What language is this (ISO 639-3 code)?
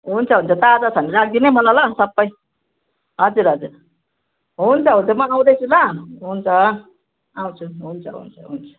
nep